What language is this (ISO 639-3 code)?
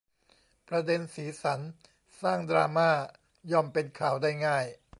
tha